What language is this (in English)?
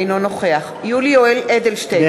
Hebrew